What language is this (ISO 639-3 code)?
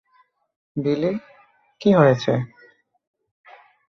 ben